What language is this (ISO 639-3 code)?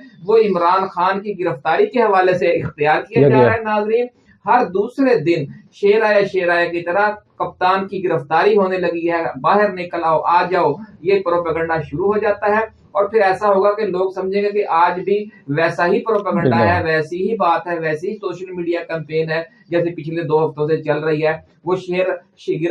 urd